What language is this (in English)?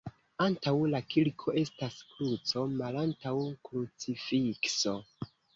Esperanto